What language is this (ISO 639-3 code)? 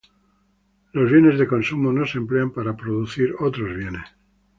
spa